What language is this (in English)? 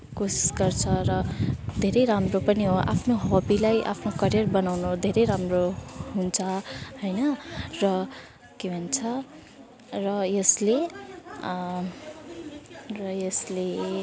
Nepali